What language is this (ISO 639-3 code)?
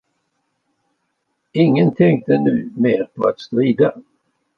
swe